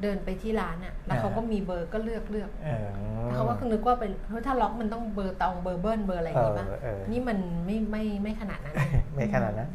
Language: Thai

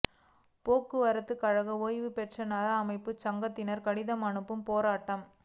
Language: Tamil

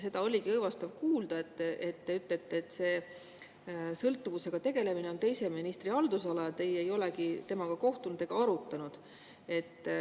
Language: Estonian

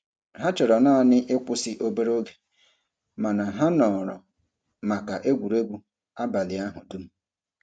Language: Igbo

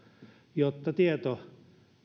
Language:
Finnish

